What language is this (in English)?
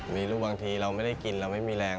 Thai